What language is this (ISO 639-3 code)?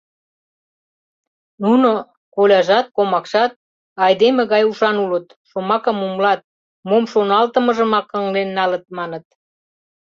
chm